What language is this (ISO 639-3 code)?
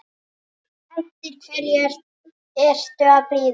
isl